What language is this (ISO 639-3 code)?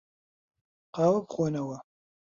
ckb